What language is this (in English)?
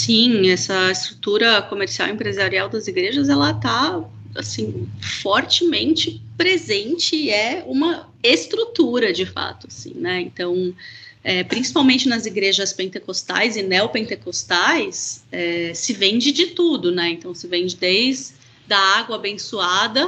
Portuguese